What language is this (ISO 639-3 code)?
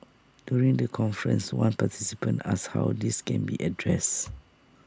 eng